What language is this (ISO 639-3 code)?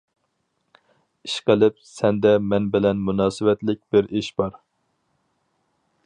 uig